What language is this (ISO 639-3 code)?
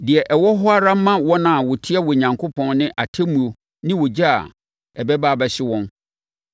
aka